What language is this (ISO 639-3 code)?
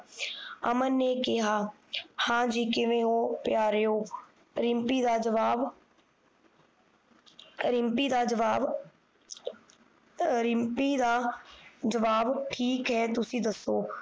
pan